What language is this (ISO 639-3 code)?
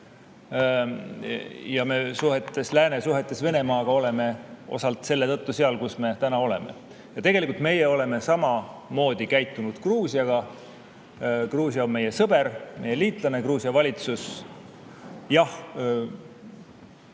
est